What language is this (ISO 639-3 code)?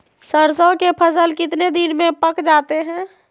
mag